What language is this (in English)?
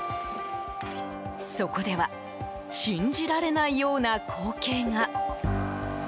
Japanese